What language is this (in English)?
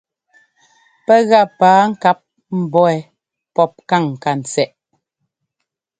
Ngomba